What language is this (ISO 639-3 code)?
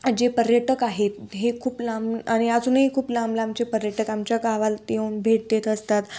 mar